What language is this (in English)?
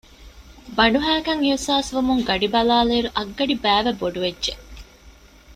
Divehi